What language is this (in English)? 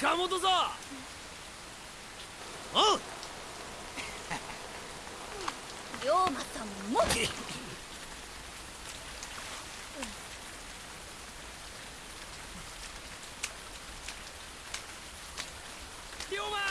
Japanese